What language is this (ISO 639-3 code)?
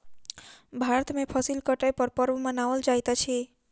mai